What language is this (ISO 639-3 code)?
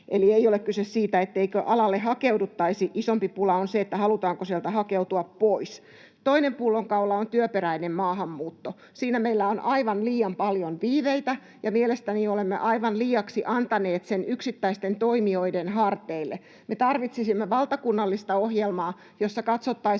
fin